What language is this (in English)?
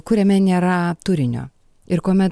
Lithuanian